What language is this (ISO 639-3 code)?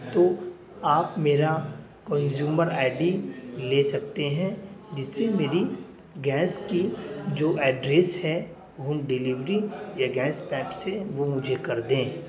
urd